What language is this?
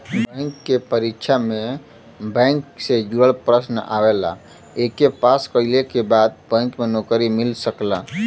Bhojpuri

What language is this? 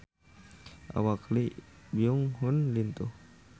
Sundanese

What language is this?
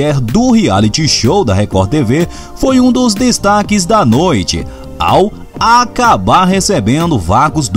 Portuguese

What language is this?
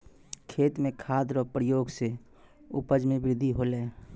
Maithili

